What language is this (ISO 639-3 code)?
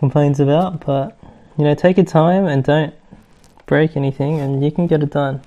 eng